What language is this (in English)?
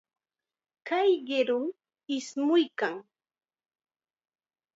Chiquián Ancash Quechua